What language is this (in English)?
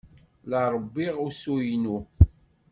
Kabyle